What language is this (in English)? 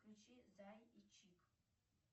Russian